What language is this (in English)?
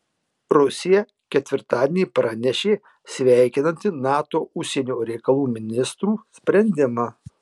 Lithuanian